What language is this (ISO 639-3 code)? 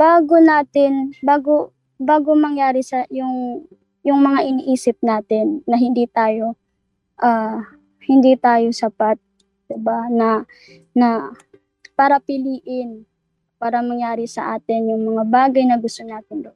fil